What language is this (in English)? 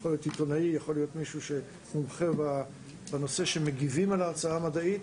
Hebrew